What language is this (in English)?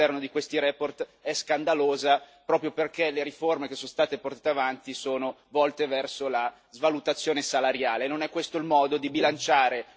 Italian